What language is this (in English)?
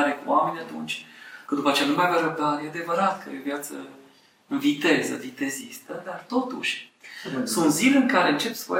Romanian